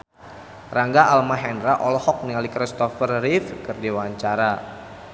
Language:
Sundanese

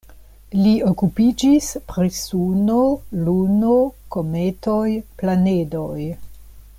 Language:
Esperanto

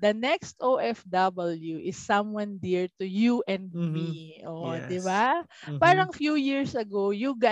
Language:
Filipino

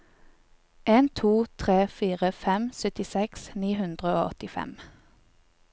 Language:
Norwegian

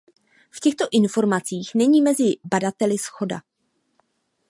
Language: Czech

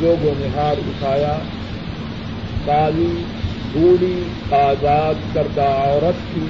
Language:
Urdu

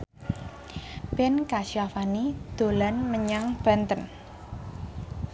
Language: Javanese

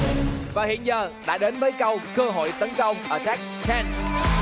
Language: Vietnamese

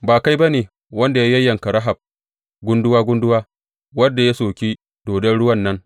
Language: Hausa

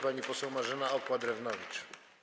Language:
Polish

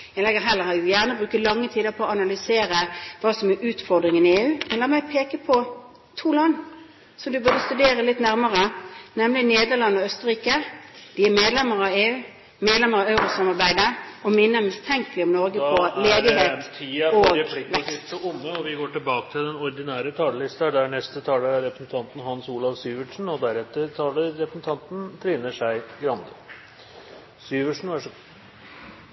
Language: Norwegian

